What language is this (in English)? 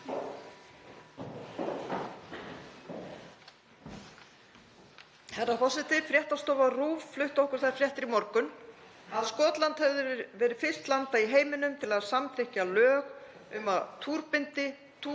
Icelandic